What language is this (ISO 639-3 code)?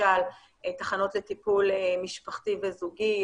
heb